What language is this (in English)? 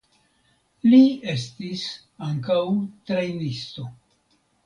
Esperanto